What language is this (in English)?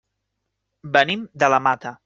Catalan